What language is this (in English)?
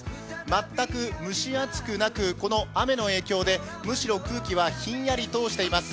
Japanese